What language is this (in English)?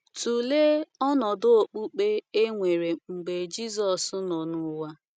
Igbo